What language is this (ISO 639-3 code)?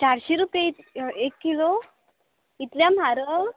kok